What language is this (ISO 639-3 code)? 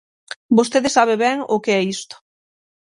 glg